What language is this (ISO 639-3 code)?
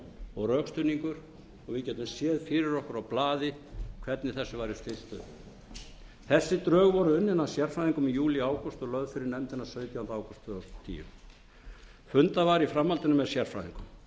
isl